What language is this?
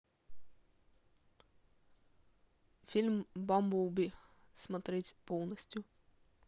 Russian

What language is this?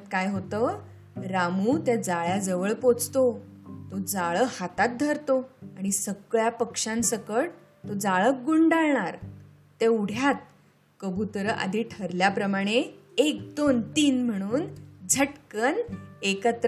Marathi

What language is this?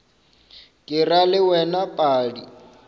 Northern Sotho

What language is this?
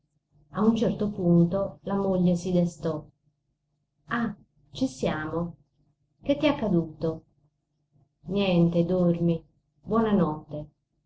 Italian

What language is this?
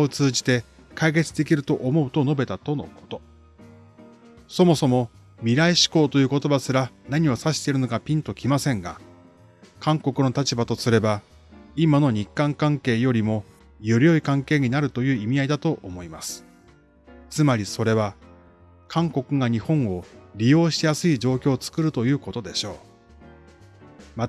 Japanese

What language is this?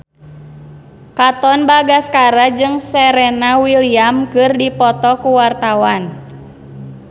Sundanese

